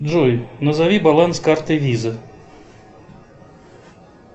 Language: Russian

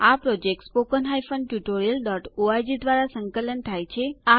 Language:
Gujarati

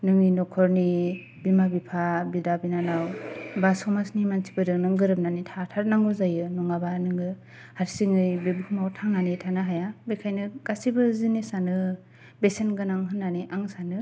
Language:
Bodo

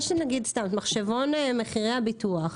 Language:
Hebrew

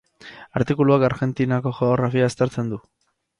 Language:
Basque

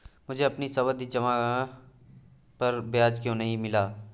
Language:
Hindi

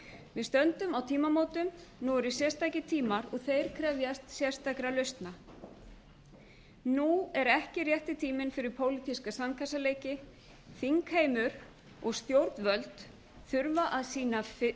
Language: Icelandic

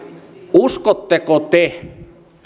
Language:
Finnish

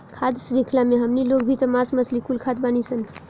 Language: Bhojpuri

